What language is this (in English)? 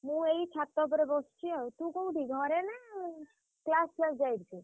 Odia